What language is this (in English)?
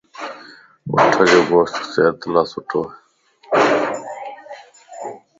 Lasi